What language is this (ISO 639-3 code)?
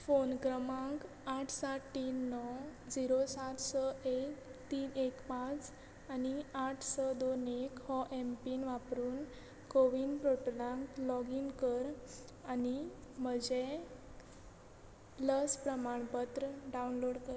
kok